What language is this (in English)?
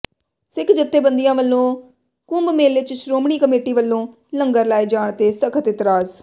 Punjabi